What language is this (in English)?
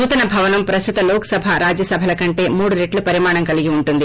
Telugu